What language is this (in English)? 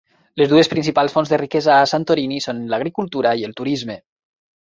Catalan